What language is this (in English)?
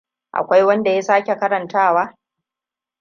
Hausa